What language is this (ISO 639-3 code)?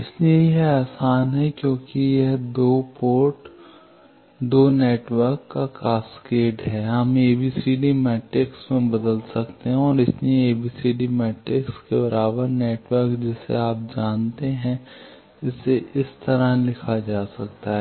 hin